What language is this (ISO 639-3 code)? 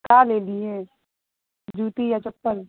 urd